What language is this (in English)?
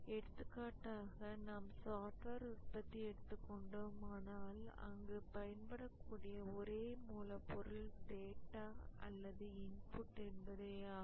Tamil